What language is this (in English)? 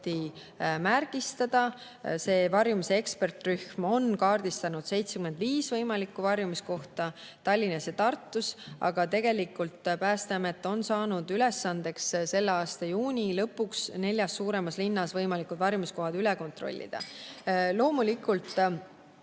Estonian